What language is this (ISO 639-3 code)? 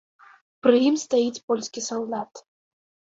bel